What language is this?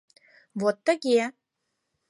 Mari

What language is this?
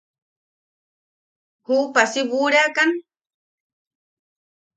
Yaqui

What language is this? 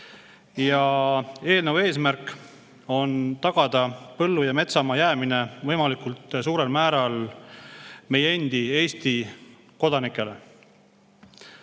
Estonian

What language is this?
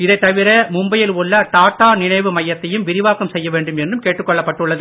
Tamil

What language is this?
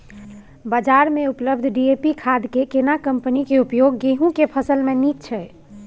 Maithili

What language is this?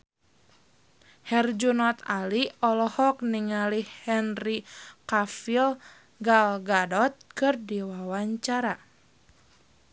Sundanese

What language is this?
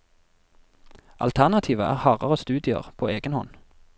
Norwegian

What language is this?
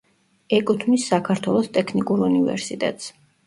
Georgian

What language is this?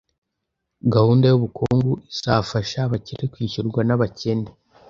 Kinyarwanda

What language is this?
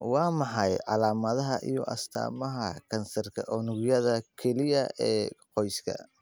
Somali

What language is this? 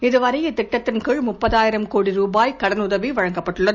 Tamil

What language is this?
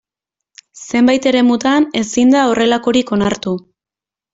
Basque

